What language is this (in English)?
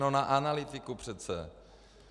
Czech